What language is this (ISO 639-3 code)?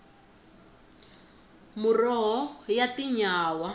tso